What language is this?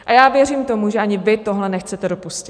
Czech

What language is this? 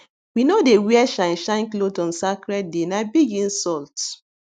Nigerian Pidgin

